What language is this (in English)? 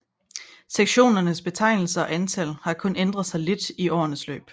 Danish